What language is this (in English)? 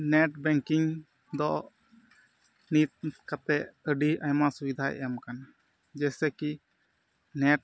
Santali